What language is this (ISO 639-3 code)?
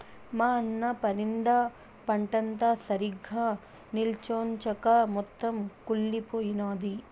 tel